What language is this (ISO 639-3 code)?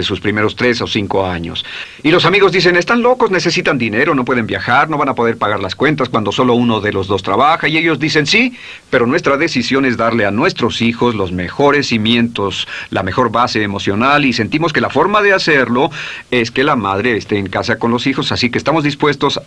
spa